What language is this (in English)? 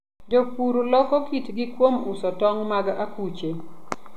Luo (Kenya and Tanzania)